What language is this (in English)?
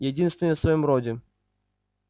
Russian